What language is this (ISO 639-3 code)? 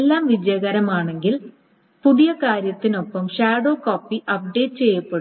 mal